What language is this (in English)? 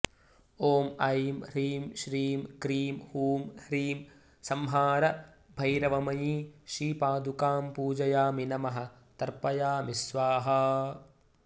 Sanskrit